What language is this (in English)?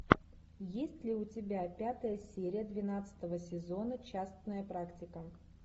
Russian